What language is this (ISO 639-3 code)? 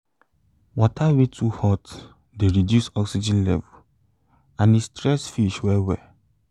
pcm